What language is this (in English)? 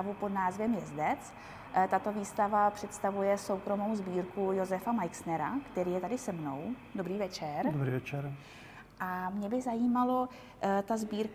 Czech